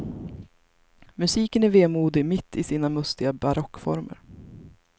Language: Swedish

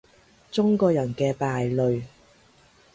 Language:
Cantonese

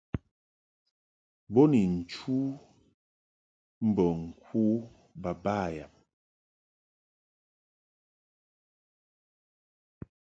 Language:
Mungaka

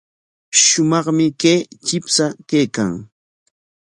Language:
Corongo Ancash Quechua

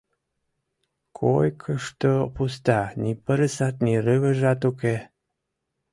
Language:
Mari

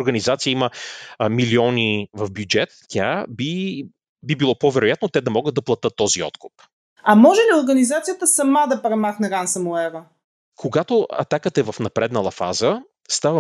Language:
Bulgarian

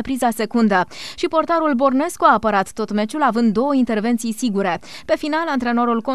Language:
Romanian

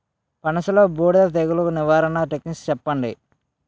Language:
Telugu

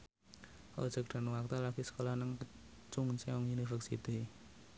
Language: Javanese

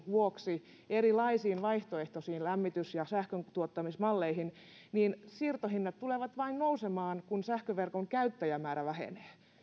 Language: Finnish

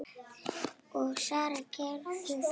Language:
Icelandic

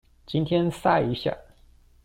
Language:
Chinese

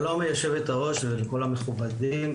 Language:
Hebrew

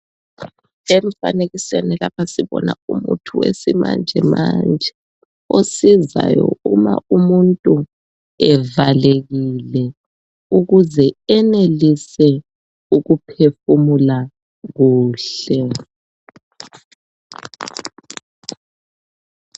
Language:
North Ndebele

